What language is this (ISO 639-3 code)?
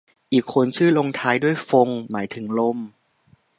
tha